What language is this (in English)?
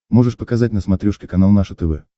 Russian